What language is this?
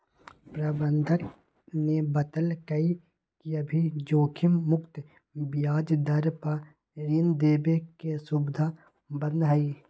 Magahi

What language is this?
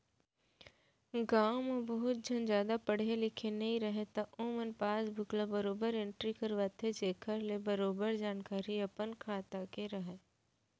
Chhattisgarhi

